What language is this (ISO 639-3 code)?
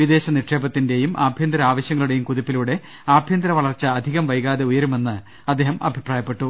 mal